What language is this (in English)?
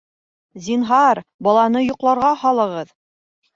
Bashkir